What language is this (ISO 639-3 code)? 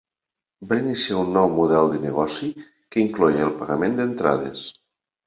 cat